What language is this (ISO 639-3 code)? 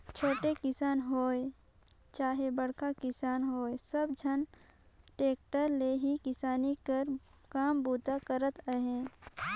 hne